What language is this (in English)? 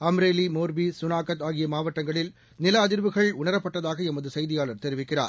Tamil